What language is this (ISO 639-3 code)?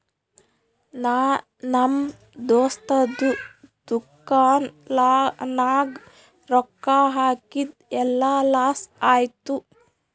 kan